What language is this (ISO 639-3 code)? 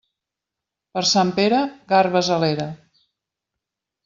cat